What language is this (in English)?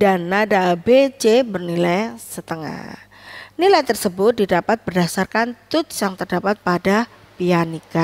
Indonesian